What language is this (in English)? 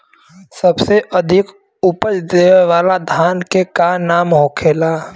Bhojpuri